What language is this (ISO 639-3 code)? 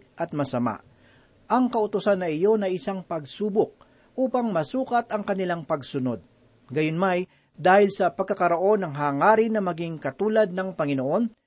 fil